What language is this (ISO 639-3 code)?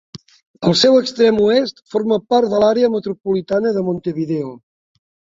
cat